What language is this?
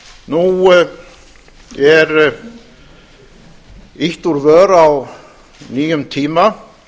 Icelandic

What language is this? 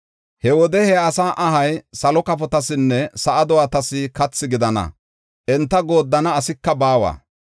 Gofa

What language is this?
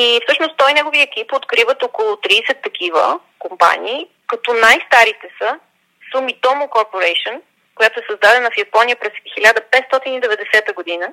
Bulgarian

